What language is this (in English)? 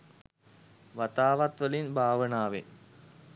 Sinhala